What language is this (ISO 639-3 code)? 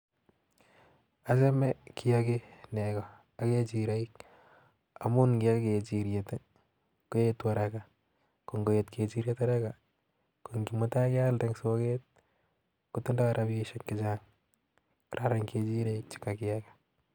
kln